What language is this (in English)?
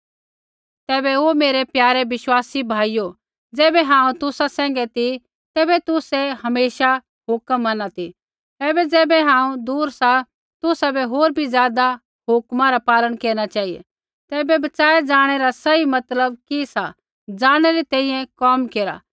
Kullu Pahari